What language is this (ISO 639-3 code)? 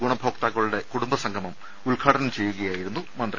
mal